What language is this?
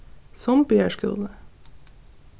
Faroese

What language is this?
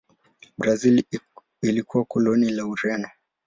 Swahili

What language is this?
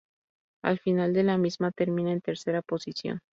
Spanish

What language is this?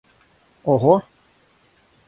Russian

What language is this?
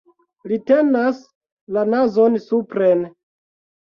Esperanto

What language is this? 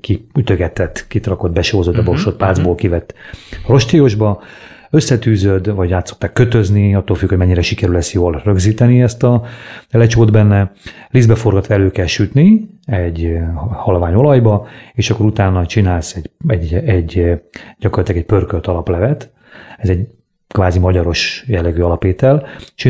Hungarian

